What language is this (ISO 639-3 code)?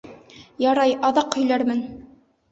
bak